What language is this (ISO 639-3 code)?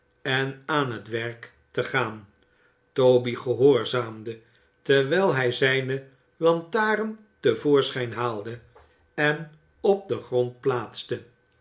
nld